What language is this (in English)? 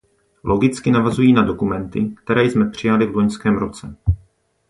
Czech